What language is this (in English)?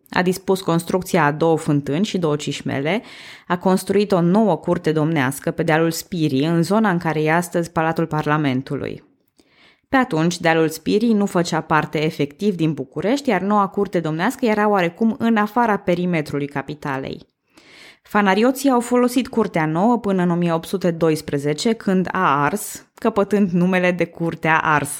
Romanian